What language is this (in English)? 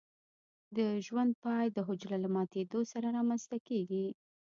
Pashto